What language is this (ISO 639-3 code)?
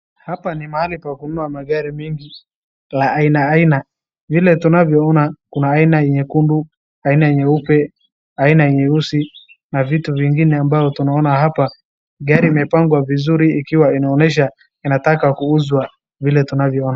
swa